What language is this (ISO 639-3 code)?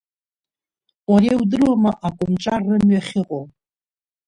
abk